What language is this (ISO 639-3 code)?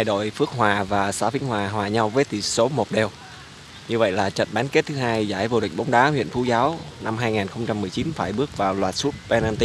vie